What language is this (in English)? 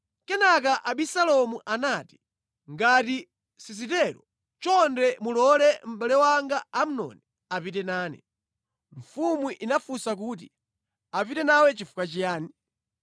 Nyanja